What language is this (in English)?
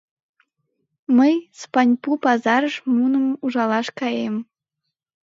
Mari